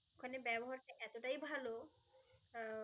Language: Bangla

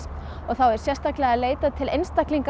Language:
Icelandic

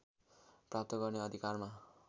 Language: Nepali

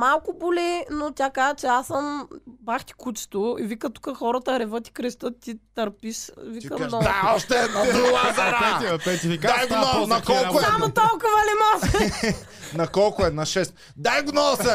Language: Bulgarian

